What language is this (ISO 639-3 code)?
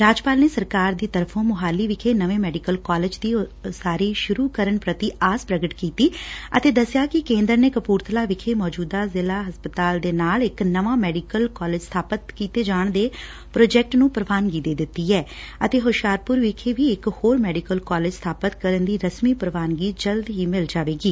pan